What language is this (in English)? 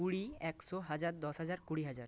Bangla